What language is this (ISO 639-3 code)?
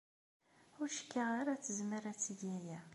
kab